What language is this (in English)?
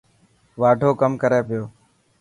Dhatki